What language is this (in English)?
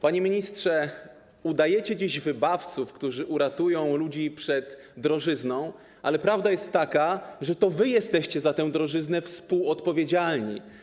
Polish